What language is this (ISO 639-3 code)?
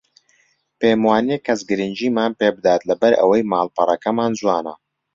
ckb